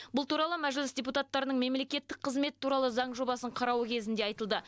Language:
Kazakh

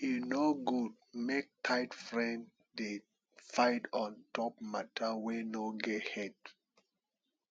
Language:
Nigerian Pidgin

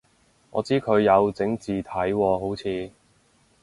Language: Cantonese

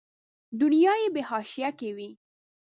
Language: Pashto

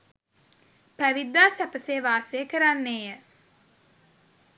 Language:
Sinhala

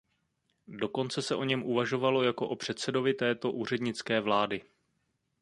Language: Czech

